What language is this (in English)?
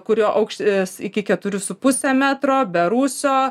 Lithuanian